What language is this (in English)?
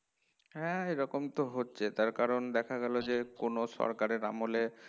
Bangla